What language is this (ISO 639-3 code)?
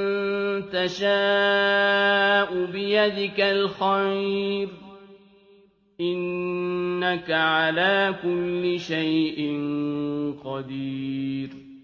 ara